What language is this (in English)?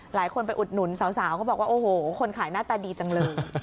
Thai